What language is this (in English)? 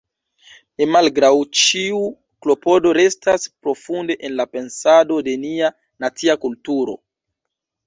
Esperanto